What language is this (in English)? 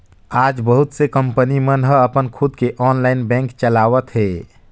Chhattisgarhi